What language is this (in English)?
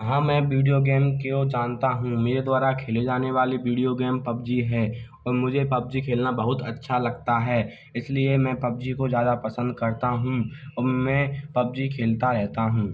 Hindi